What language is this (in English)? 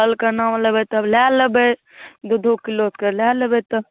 Maithili